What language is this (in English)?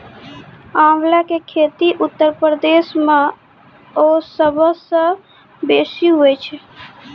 Maithili